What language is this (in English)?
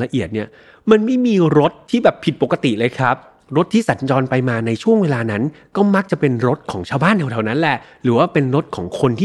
Thai